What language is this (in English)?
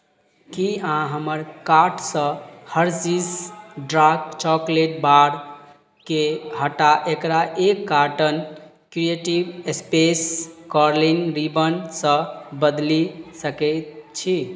Maithili